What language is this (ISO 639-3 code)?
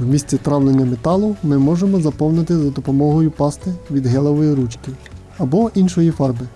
ukr